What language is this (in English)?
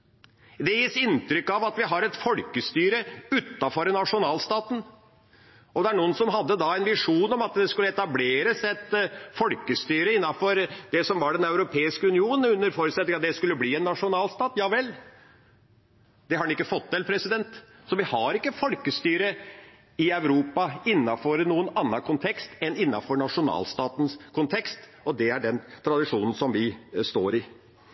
Norwegian Bokmål